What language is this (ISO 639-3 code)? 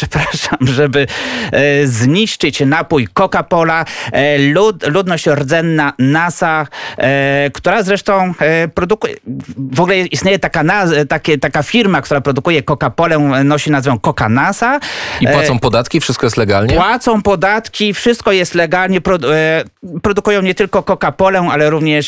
pol